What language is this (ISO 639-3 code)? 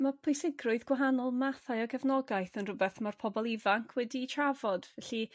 cym